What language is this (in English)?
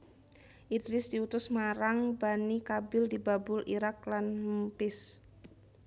Javanese